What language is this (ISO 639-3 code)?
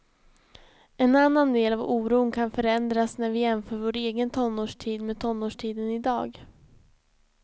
swe